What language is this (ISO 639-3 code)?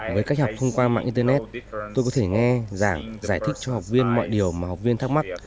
vie